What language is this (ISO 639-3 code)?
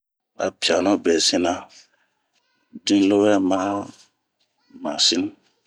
bmq